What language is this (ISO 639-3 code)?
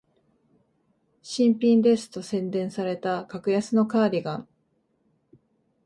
jpn